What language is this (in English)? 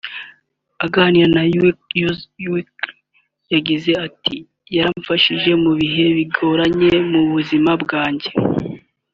Kinyarwanda